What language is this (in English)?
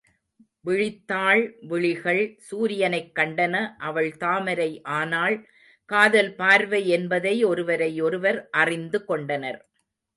Tamil